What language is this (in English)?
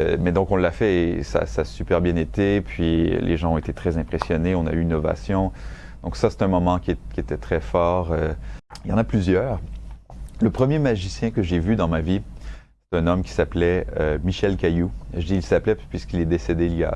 French